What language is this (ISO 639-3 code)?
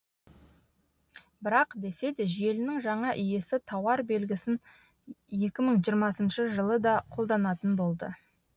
kaz